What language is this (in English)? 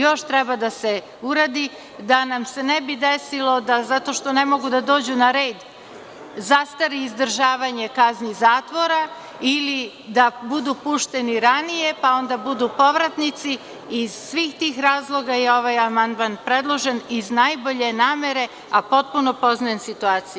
Serbian